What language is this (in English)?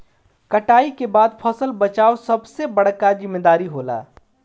Bhojpuri